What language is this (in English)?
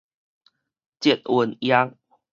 Min Nan Chinese